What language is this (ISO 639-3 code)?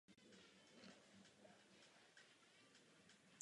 ces